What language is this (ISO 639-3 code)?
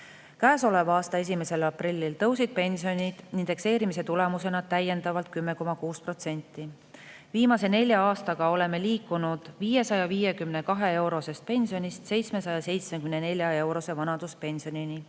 est